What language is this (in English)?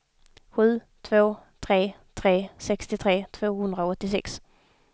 Swedish